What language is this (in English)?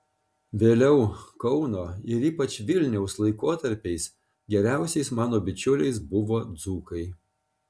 Lithuanian